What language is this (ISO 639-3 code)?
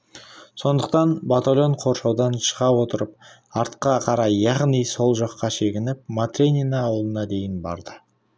kaz